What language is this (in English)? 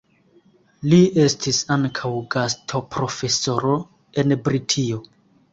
Esperanto